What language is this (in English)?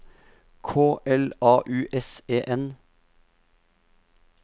Norwegian